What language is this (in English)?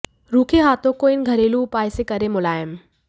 Hindi